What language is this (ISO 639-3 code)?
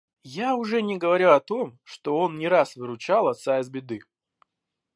rus